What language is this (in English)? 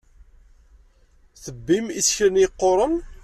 Kabyle